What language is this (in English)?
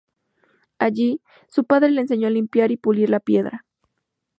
Spanish